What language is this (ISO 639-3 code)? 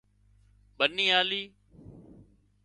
kxp